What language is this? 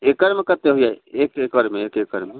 Maithili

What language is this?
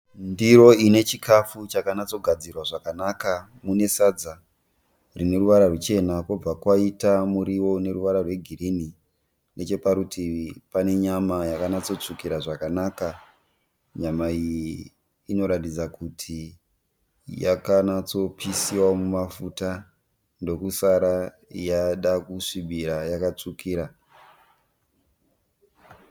Shona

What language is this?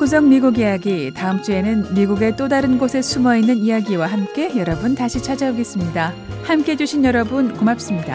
Korean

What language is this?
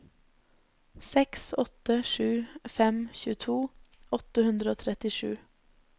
Norwegian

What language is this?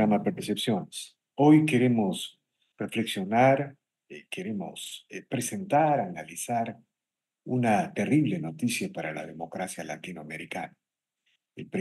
Spanish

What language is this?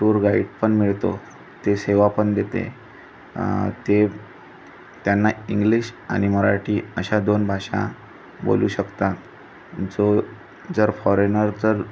Marathi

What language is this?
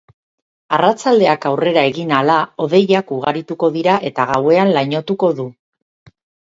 Basque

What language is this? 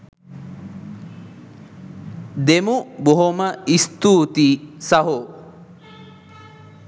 Sinhala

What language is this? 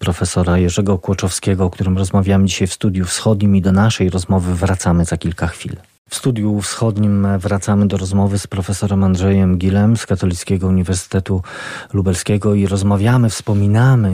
Polish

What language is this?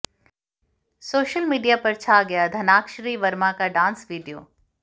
Hindi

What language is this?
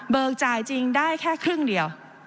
Thai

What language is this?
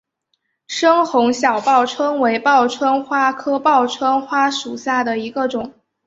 Chinese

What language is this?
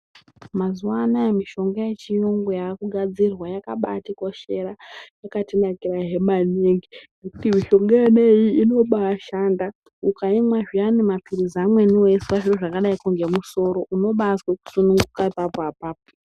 Ndau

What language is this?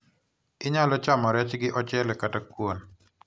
Luo (Kenya and Tanzania)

